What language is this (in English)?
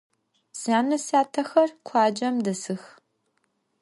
Adyghe